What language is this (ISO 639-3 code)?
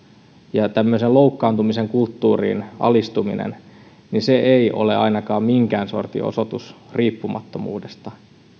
fin